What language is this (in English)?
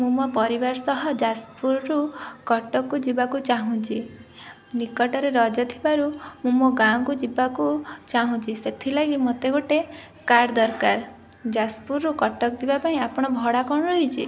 Odia